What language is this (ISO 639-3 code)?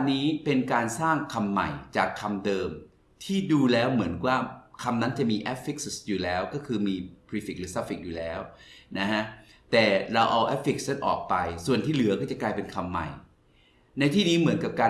tha